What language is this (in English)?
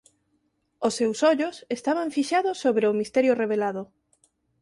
Galician